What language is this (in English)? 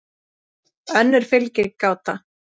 Icelandic